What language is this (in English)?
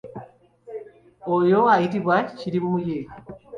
Ganda